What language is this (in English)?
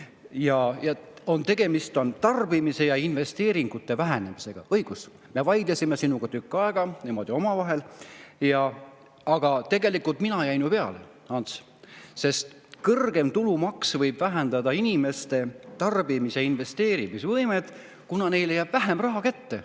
Estonian